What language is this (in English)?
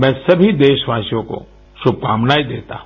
Hindi